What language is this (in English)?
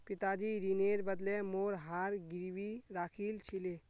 Magahi